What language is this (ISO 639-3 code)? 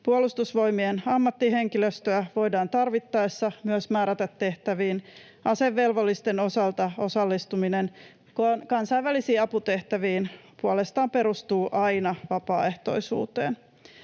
fin